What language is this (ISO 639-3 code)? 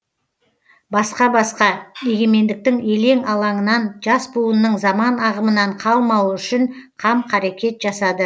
kaz